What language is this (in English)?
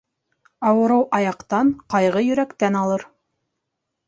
Bashkir